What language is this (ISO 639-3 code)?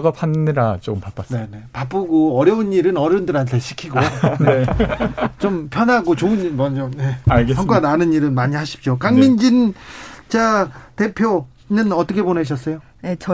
kor